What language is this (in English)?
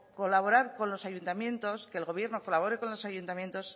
Spanish